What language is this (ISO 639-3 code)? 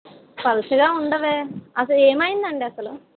tel